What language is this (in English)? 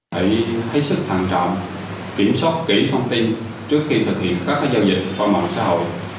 Vietnamese